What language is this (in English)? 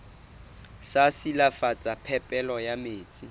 Southern Sotho